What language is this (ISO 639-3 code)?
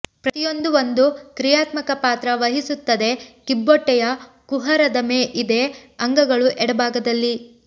kan